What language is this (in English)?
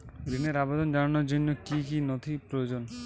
Bangla